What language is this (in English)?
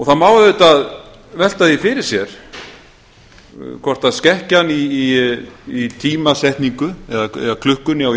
Icelandic